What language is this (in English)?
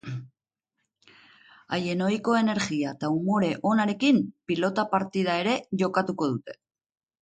Basque